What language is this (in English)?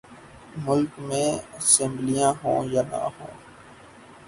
Urdu